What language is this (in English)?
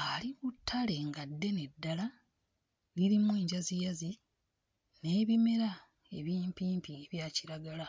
Ganda